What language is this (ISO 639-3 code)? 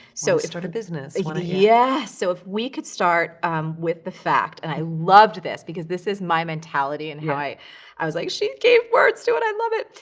eng